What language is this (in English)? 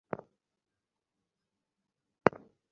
Bangla